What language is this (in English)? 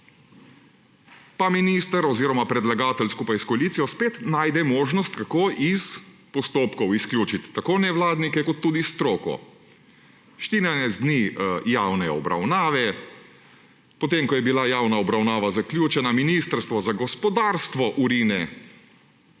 Slovenian